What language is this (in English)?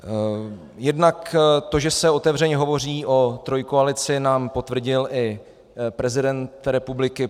Czech